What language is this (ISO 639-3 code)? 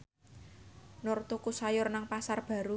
jav